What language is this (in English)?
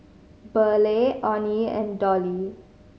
English